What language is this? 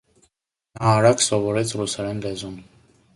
Armenian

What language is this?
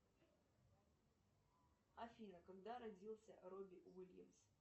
Russian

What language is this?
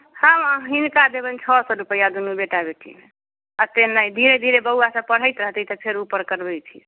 Maithili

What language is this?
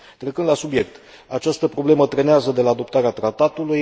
Romanian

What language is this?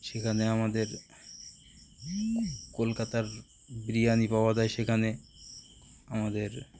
Bangla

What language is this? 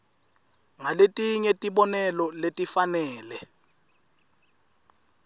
Swati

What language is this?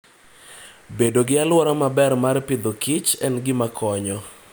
Luo (Kenya and Tanzania)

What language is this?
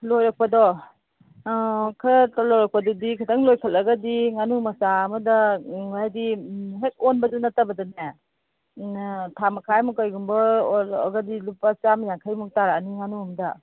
Manipuri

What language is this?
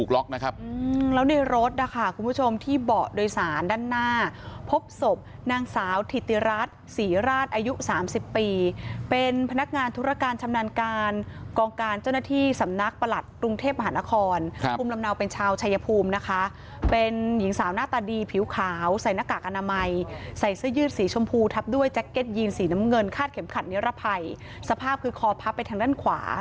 Thai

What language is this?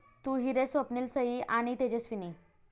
Marathi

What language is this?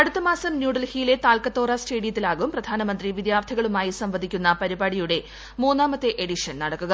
Malayalam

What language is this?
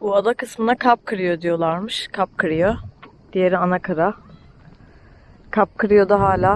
Turkish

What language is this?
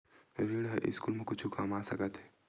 Chhattisgarhi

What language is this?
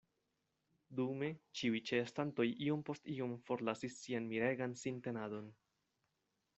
Esperanto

